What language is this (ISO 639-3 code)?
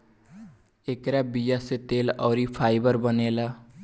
bho